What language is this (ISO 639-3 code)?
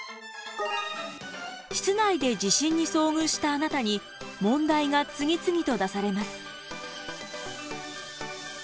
jpn